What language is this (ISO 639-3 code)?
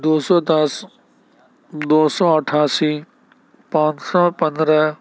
urd